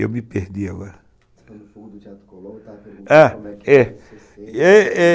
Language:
Portuguese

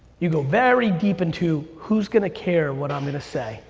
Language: English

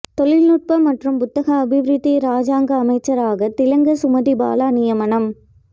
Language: Tamil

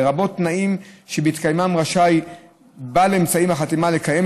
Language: Hebrew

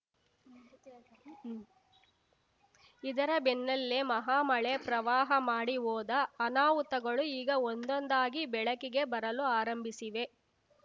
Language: Kannada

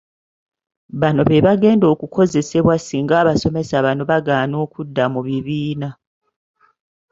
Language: Ganda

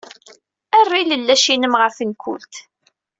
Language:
Kabyle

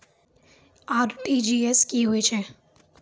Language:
Maithili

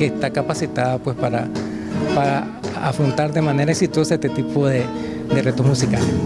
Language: Spanish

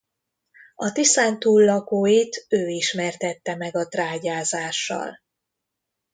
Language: Hungarian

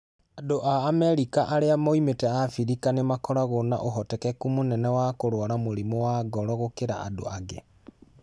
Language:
Kikuyu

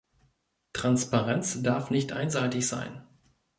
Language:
German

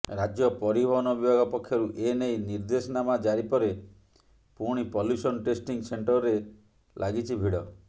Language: Odia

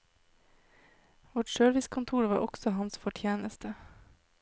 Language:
Norwegian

